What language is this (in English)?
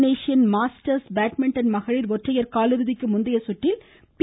Tamil